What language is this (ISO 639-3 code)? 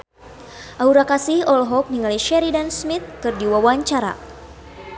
sun